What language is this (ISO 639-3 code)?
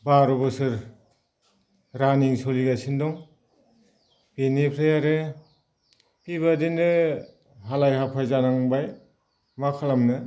brx